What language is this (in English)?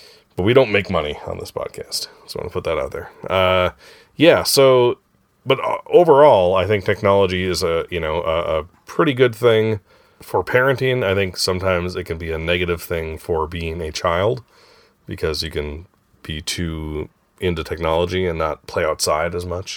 English